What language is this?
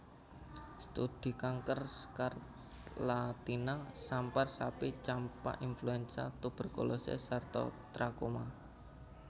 Javanese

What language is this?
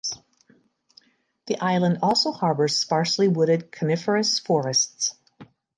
English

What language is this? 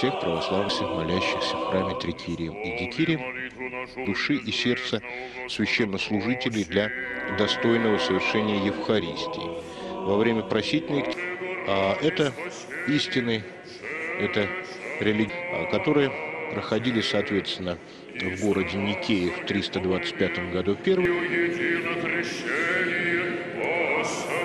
Russian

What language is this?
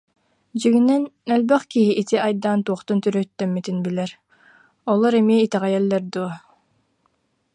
Yakut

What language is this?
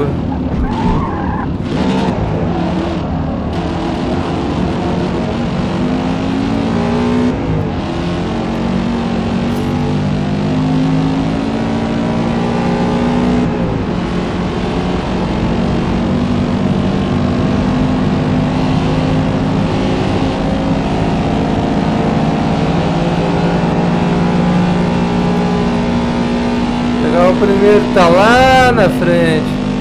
Portuguese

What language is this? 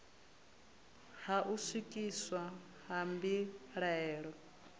Venda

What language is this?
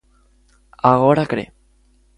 Galician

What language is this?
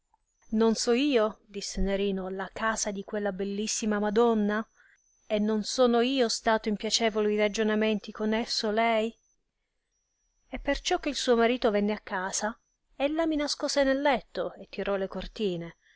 Italian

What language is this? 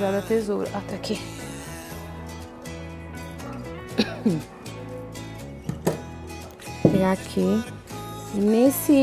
Portuguese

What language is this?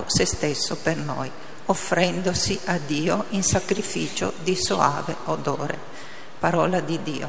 Italian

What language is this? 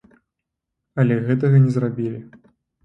Belarusian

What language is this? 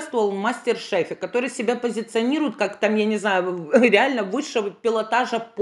Russian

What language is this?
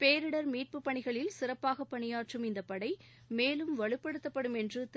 Tamil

